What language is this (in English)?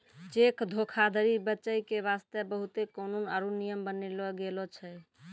Maithili